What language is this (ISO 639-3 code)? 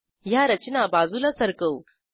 mar